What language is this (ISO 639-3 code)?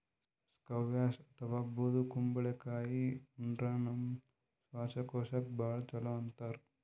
kan